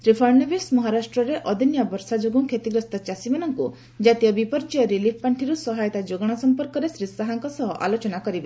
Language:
Odia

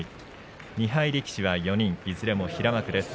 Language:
Japanese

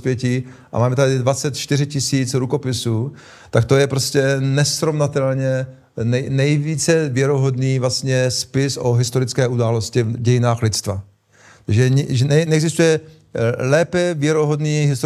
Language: Czech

